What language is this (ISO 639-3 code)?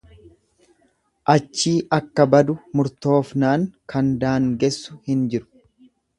orm